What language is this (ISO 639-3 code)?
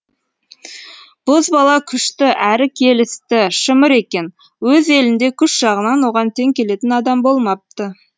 kaz